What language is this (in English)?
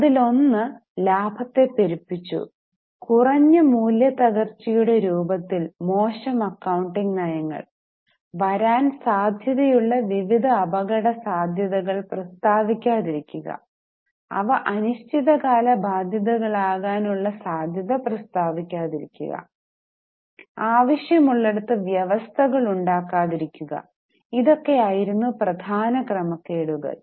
Malayalam